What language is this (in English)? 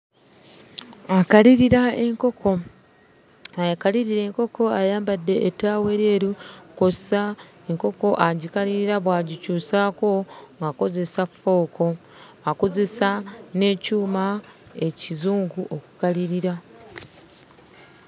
Ganda